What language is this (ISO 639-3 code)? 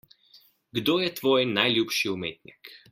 slv